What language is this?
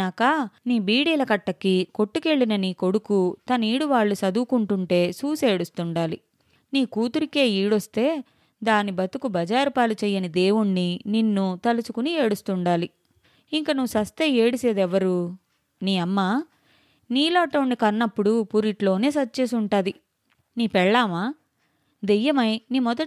Telugu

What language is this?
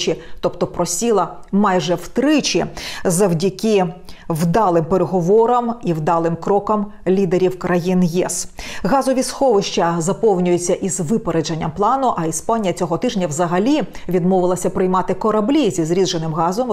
Ukrainian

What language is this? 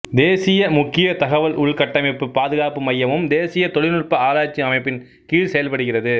Tamil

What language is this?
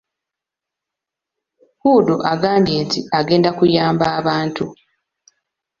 Ganda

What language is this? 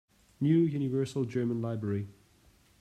English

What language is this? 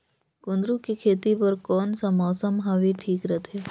Chhattisgarhi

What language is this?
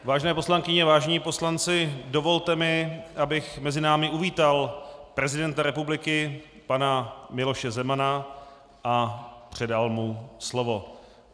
Czech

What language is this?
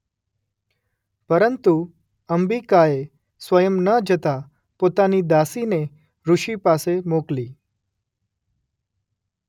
Gujarati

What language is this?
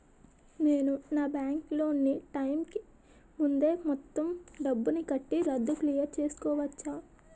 Telugu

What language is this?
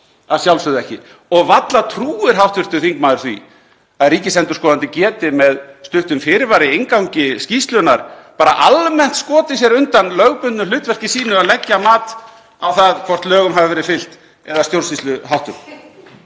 Icelandic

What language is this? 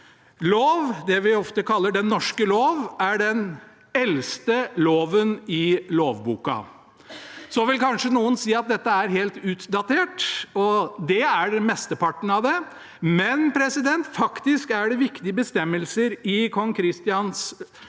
Norwegian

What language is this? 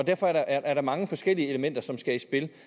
Danish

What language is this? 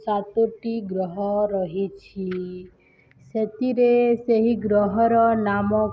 Odia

